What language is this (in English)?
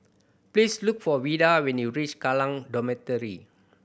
English